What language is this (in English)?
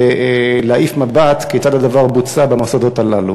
Hebrew